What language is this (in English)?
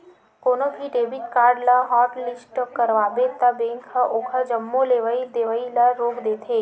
Chhattisgarhi